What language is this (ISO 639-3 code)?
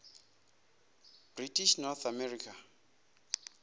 ven